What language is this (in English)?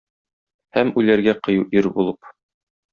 Tatar